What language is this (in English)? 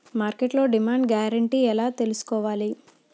Telugu